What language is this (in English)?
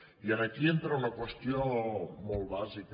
Catalan